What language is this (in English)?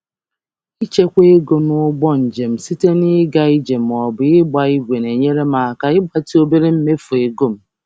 Igbo